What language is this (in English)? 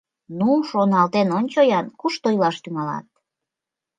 Mari